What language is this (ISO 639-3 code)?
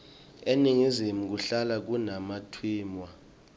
ssw